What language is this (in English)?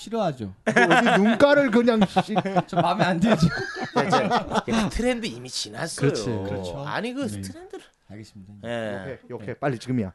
Korean